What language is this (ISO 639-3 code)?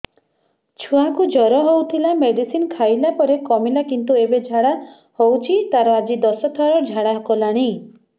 ori